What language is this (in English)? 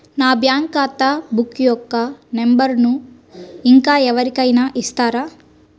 Telugu